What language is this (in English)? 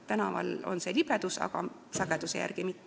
Estonian